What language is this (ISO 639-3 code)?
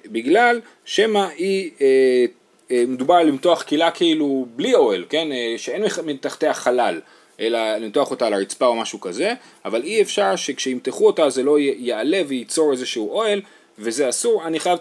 heb